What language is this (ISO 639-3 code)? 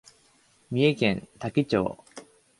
jpn